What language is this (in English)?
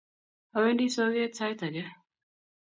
Kalenjin